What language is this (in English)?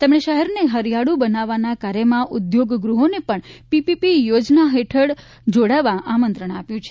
Gujarati